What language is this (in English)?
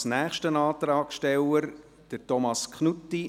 Swiss German